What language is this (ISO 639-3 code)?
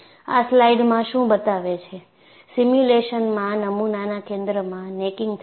guj